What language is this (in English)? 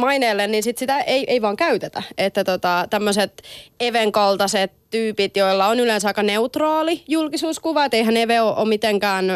Finnish